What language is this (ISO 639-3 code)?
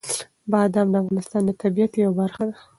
pus